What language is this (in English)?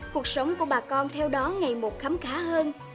Vietnamese